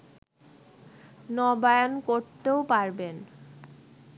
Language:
Bangla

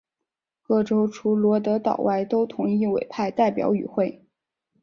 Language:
Chinese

